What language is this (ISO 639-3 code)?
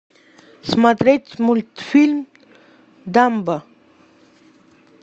rus